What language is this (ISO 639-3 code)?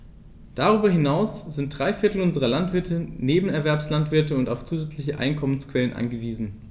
deu